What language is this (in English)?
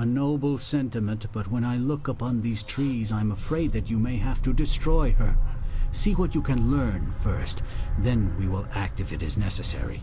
Polish